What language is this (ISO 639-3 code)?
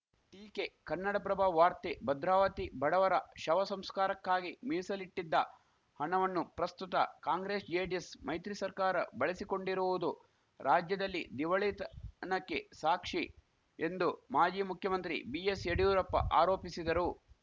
kan